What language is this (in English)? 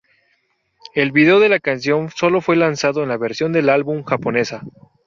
Spanish